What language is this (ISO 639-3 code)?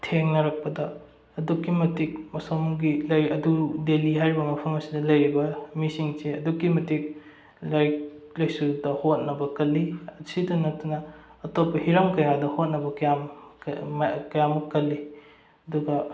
mni